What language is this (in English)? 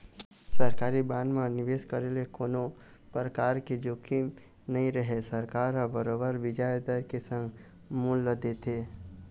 Chhattisgarhi